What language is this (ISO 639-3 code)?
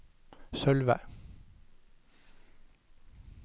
nor